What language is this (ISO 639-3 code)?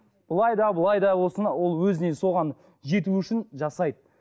kaz